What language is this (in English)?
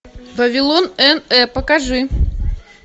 Russian